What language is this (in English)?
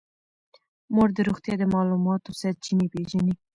Pashto